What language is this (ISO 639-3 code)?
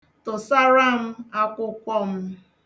ibo